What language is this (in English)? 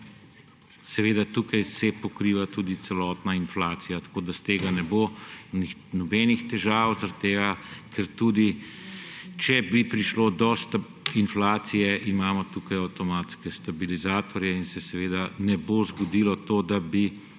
Slovenian